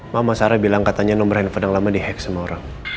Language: Indonesian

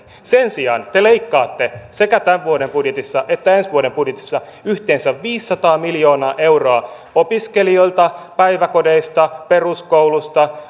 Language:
Finnish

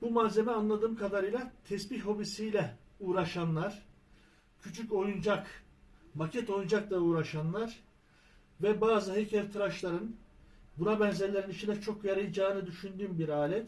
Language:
Turkish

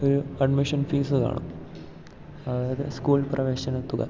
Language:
Malayalam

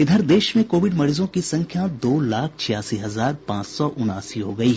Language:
Hindi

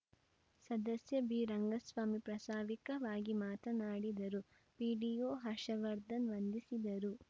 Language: Kannada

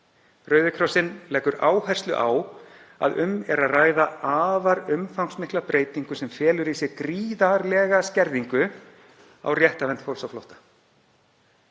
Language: Icelandic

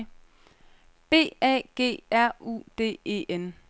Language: Danish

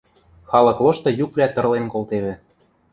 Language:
Western Mari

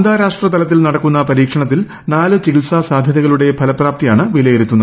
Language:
Malayalam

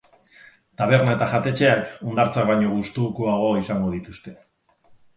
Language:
Basque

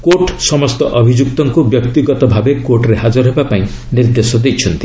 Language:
Odia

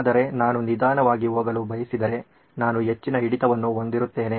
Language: Kannada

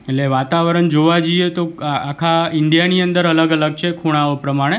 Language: Gujarati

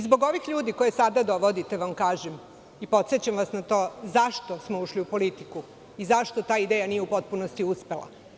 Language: Serbian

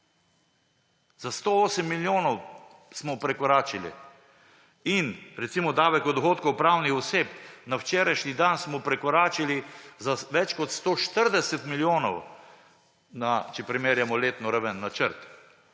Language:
Slovenian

